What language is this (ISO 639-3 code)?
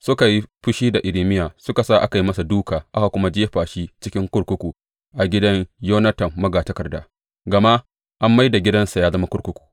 hau